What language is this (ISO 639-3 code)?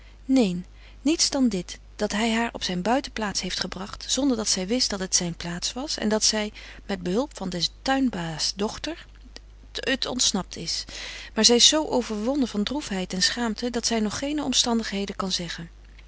nld